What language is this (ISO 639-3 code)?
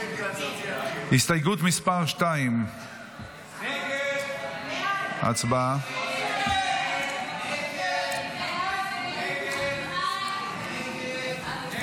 heb